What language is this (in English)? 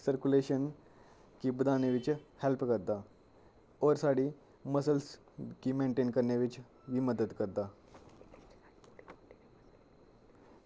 Dogri